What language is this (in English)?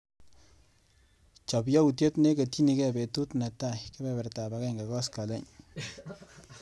Kalenjin